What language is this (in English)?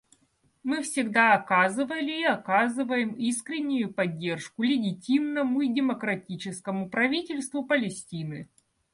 Russian